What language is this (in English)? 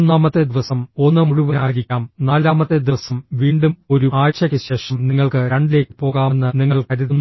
Malayalam